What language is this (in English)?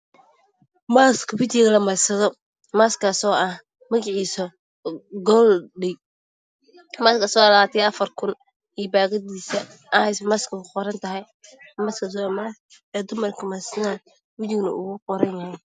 Somali